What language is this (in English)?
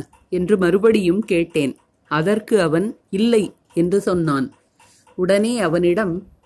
Tamil